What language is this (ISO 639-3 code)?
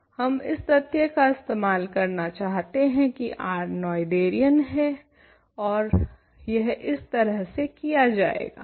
hin